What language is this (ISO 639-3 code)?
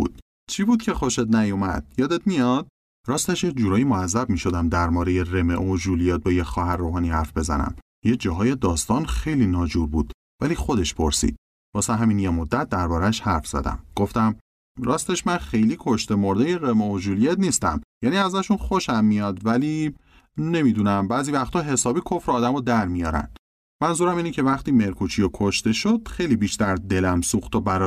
fas